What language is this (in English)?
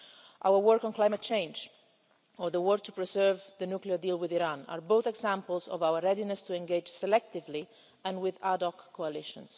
English